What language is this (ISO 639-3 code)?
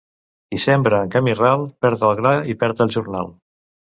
cat